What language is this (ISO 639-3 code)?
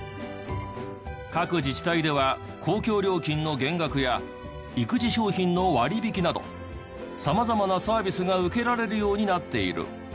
jpn